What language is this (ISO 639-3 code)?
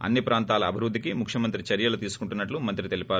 tel